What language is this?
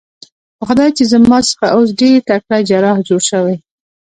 Pashto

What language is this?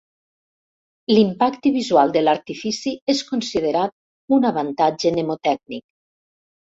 Catalan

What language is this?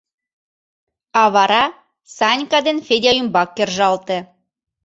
Mari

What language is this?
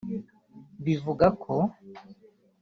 Kinyarwanda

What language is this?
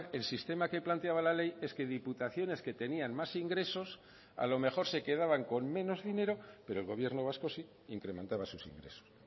Spanish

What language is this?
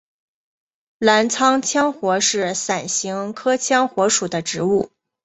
Chinese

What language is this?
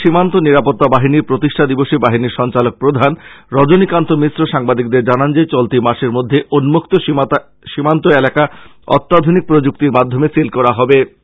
Bangla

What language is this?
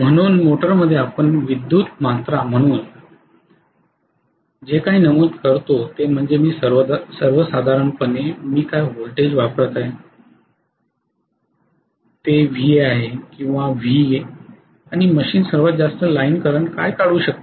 Marathi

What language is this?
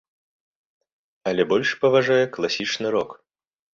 Belarusian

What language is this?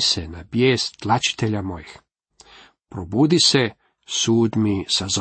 Croatian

